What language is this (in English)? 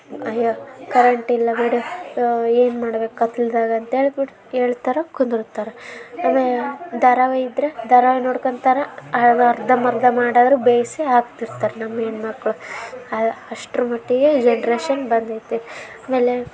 Kannada